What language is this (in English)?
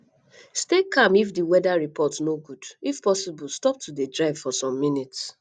Nigerian Pidgin